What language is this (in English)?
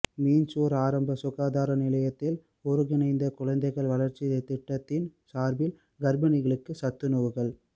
Tamil